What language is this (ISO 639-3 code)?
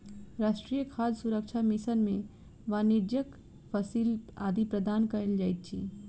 mai